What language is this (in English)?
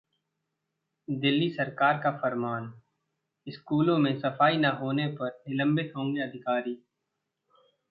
Hindi